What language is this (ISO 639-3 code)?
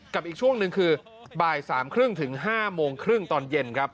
tha